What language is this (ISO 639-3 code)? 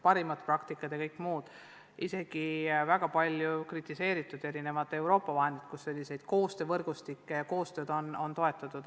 est